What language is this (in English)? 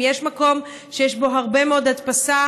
Hebrew